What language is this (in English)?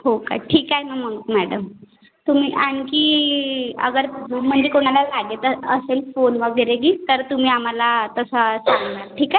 Marathi